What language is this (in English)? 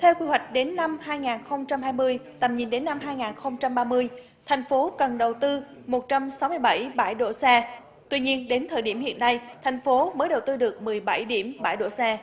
Vietnamese